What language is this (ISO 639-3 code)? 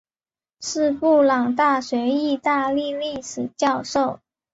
zho